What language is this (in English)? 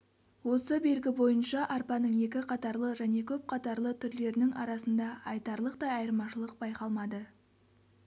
Kazakh